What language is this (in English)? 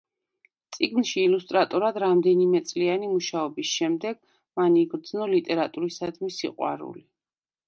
Georgian